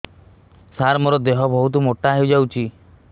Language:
Odia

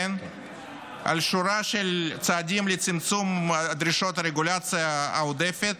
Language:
Hebrew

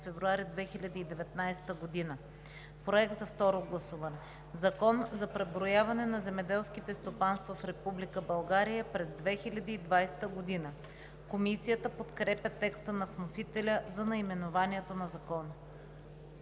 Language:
Bulgarian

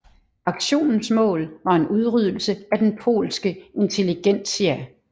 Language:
Danish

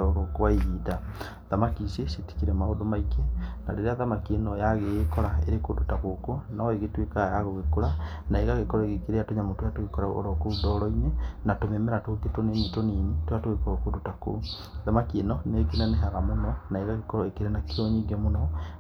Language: Kikuyu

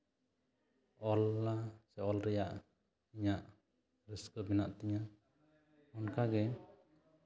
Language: Santali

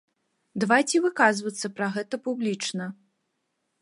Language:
Belarusian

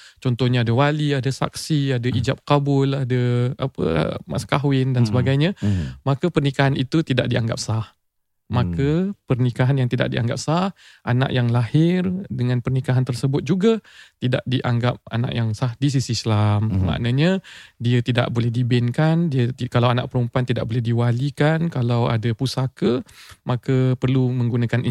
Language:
Malay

